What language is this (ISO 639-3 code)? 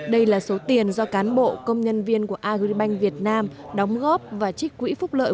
vie